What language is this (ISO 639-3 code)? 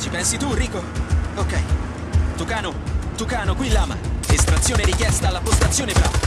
ita